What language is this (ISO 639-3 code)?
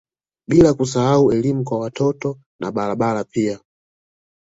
swa